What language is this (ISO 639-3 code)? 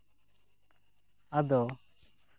sat